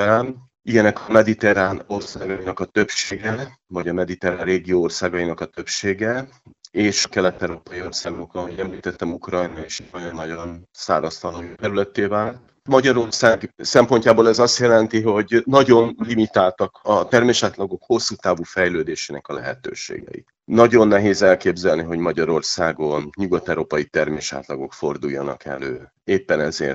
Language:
Hungarian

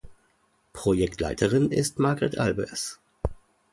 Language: German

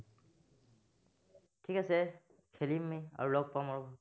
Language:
Assamese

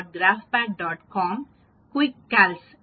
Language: Tamil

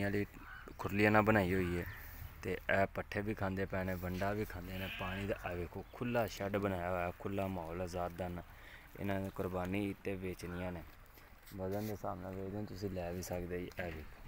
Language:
Hindi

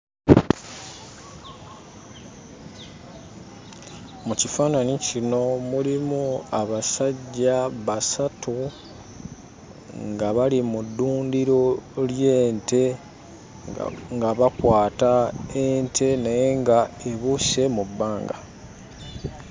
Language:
Ganda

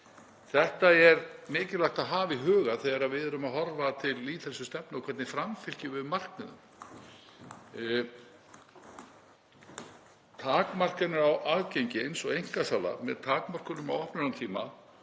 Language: Icelandic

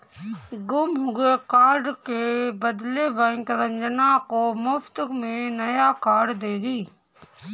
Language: Hindi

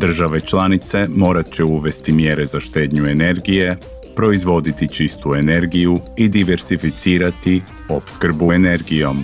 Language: Croatian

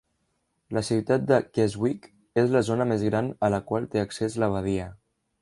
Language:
Catalan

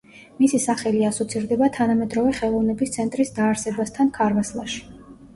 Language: Georgian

